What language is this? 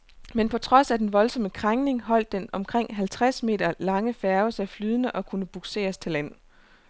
Danish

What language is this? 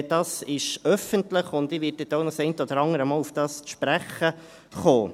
Swiss German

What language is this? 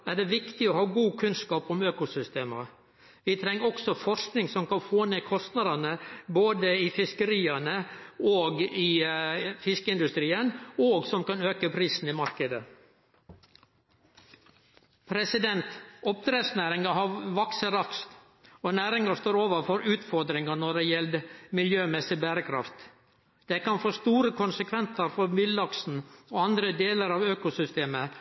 Norwegian Nynorsk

